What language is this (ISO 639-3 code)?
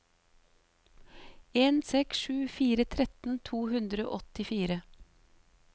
nor